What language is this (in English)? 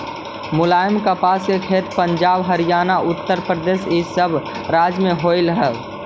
Magahi